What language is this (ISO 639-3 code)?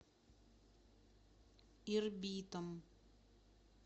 rus